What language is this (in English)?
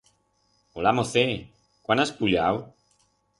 Aragonese